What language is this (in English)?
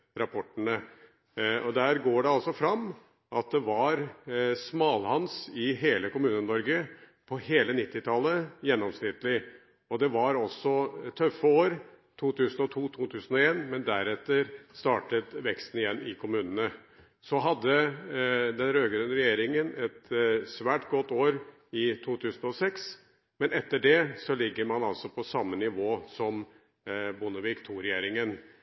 Norwegian Bokmål